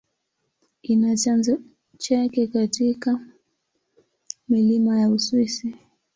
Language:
Swahili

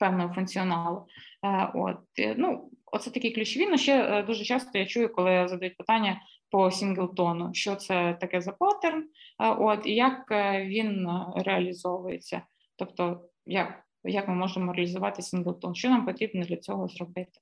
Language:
Ukrainian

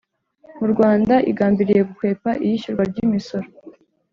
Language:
Kinyarwanda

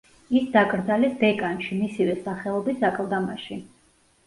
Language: Georgian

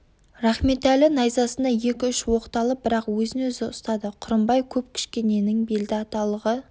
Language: Kazakh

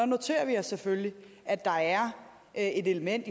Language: Danish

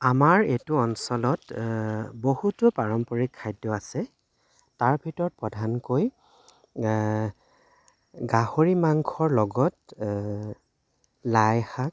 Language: Assamese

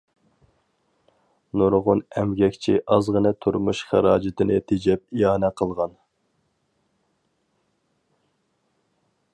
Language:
Uyghur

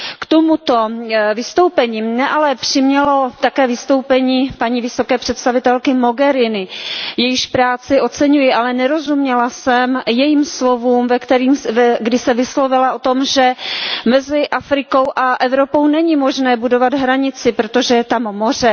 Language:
Czech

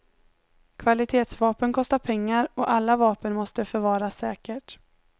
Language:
Swedish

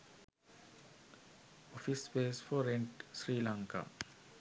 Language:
Sinhala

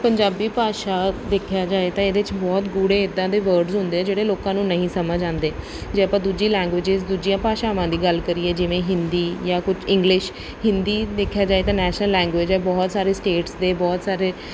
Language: Punjabi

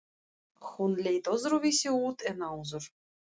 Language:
Icelandic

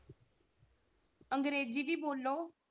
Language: Punjabi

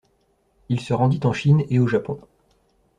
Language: French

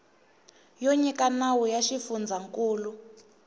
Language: Tsonga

